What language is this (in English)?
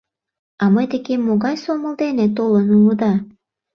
Mari